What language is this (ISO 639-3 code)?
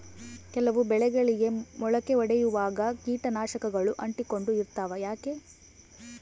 kan